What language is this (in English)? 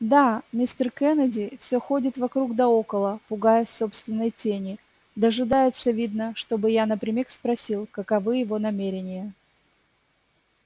Russian